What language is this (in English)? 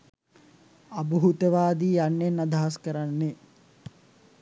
Sinhala